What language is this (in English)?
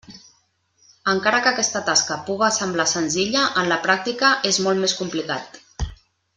Catalan